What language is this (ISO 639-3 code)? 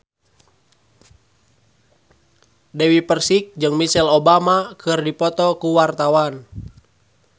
sun